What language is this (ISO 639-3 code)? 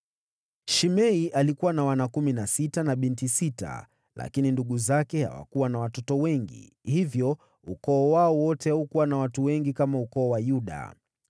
swa